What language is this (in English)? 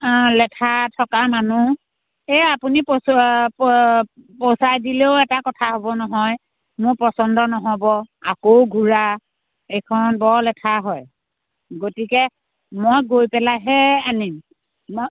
Assamese